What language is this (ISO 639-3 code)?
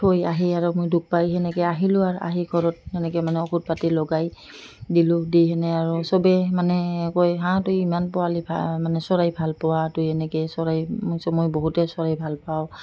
asm